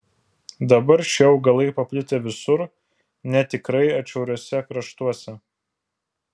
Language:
Lithuanian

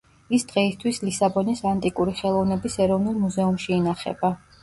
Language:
Georgian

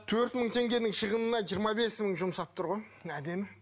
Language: Kazakh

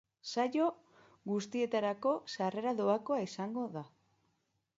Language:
Basque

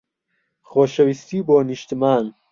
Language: Central Kurdish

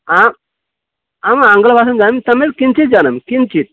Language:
Sanskrit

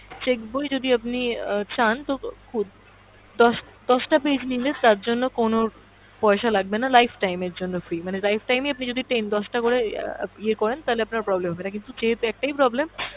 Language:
Bangla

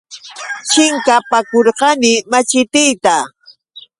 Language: Yauyos Quechua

